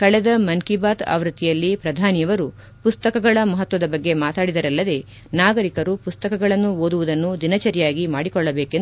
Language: Kannada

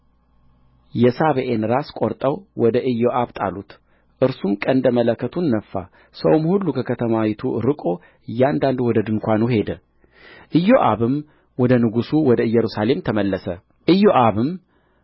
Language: Amharic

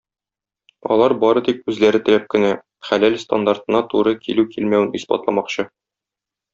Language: Tatar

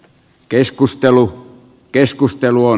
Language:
Finnish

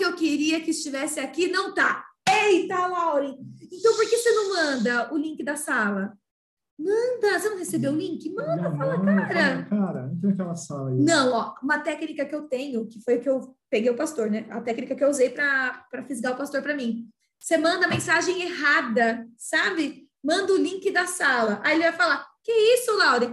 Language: Portuguese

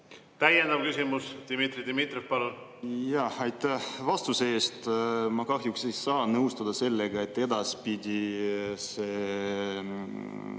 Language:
Estonian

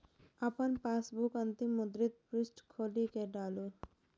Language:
Maithili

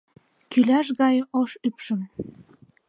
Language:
Mari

